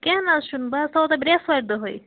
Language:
Kashmiri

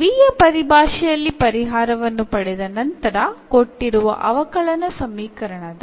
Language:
Kannada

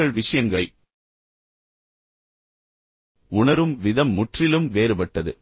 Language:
Tamil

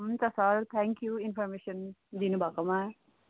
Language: Nepali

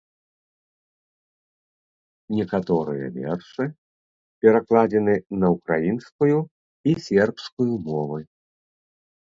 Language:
Belarusian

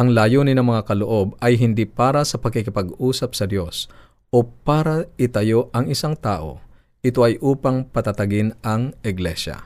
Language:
Filipino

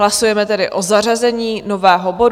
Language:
Czech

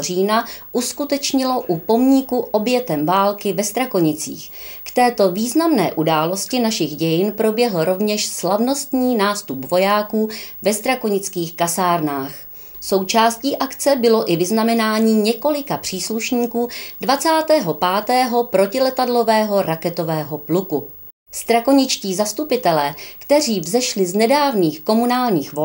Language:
Czech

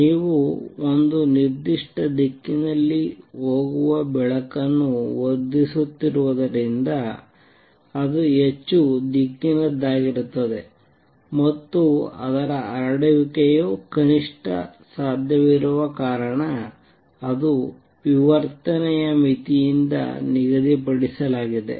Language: Kannada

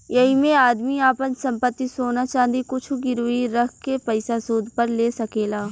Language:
Bhojpuri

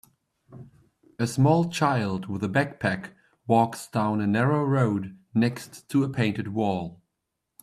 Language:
English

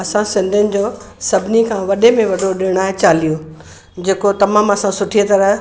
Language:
Sindhi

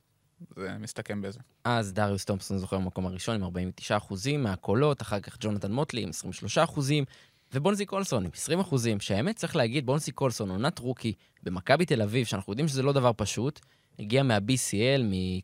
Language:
Hebrew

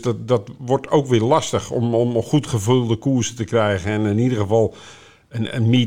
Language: Dutch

